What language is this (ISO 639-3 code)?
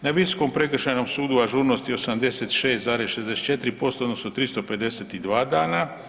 hrv